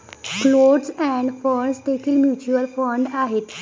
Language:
Marathi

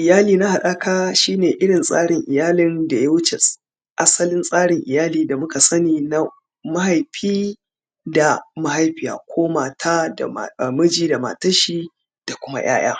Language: Hausa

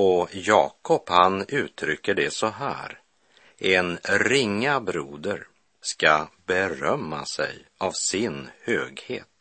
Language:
Swedish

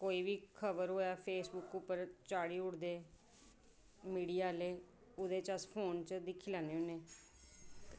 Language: Dogri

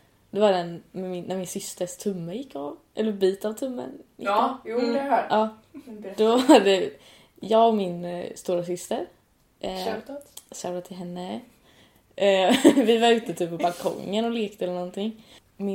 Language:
Swedish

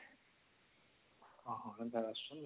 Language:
Odia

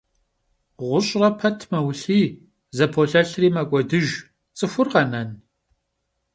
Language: Kabardian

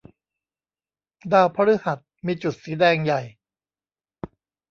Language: Thai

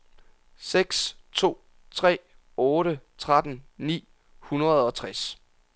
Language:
Danish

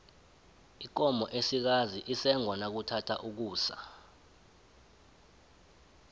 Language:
South Ndebele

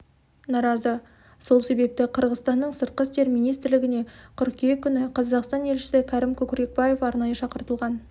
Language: Kazakh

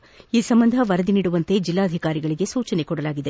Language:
Kannada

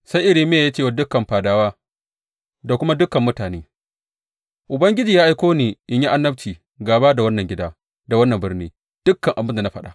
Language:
Hausa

